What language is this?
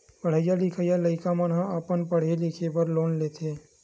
Chhattisgarhi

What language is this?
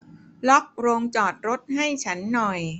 Thai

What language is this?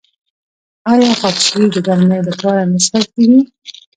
Pashto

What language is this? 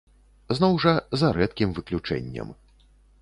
Belarusian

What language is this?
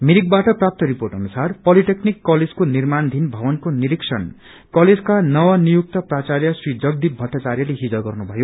Nepali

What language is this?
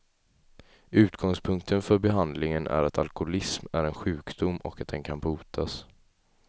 Swedish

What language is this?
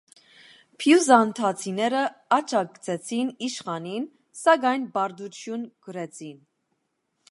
Armenian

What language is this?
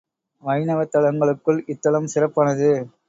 Tamil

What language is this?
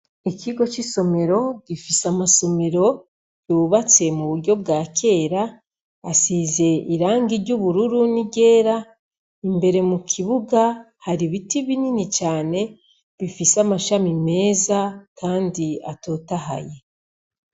Rundi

